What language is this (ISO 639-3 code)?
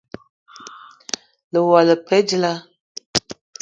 eto